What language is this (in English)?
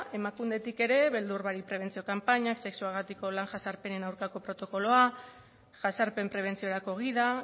Basque